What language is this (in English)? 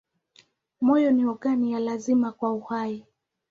Swahili